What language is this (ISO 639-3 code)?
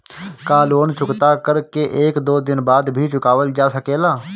bho